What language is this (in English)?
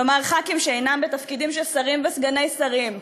Hebrew